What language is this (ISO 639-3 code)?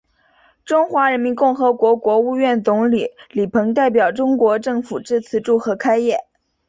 zho